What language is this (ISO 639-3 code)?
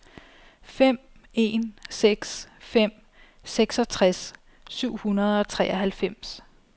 dan